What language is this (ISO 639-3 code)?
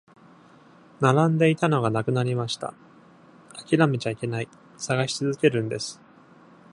jpn